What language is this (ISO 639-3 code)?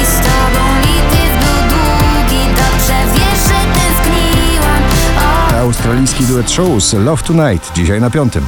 pol